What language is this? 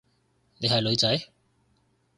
Cantonese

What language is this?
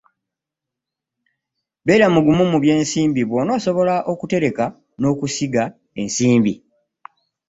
Ganda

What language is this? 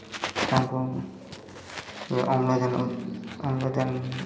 Odia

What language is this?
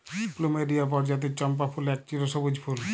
Bangla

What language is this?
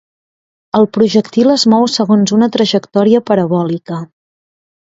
Catalan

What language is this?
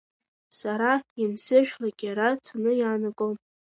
Abkhazian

